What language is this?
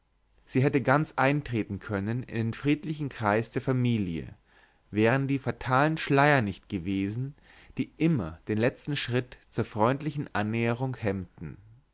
German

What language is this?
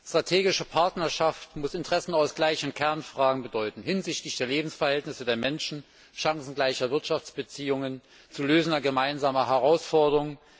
German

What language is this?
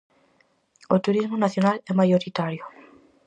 Galician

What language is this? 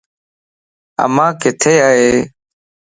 Lasi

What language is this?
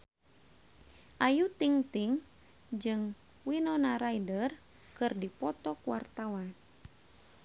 Sundanese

